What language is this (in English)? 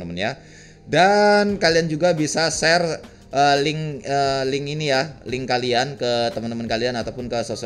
Indonesian